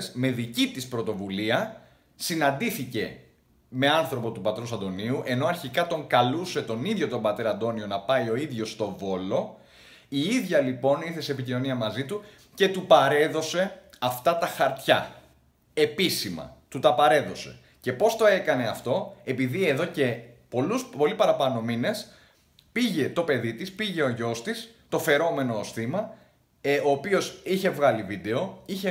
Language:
Greek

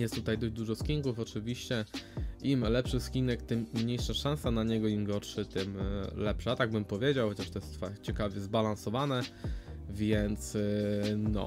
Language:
Polish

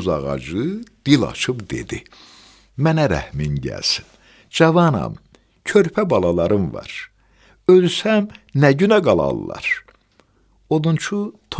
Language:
Turkish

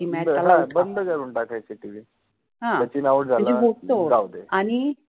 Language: Marathi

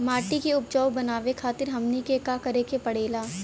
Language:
Bhojpuri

